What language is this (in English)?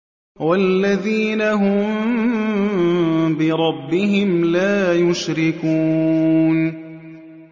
Arabic